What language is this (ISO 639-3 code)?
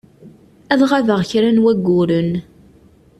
kab